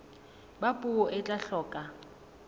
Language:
Southern Sotho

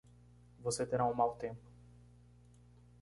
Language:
Portuguese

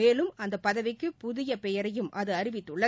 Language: Tamil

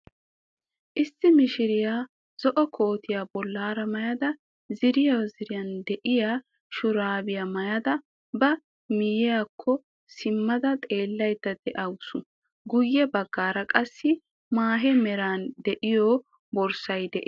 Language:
Wolaytta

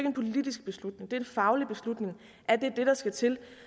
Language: Danish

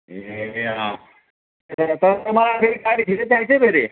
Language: Nepali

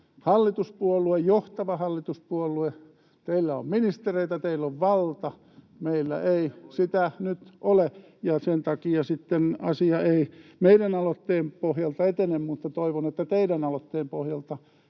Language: Finnish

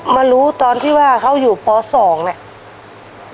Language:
Thai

